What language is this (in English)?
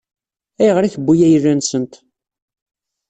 Kabyle